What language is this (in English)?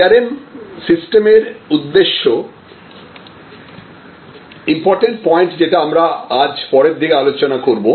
Bangla